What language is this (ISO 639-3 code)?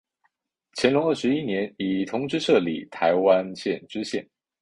zho